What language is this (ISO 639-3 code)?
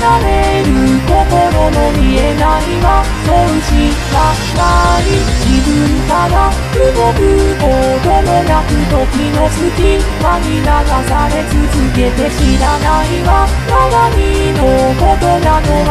ron